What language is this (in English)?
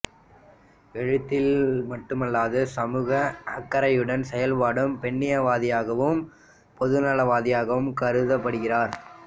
Tamil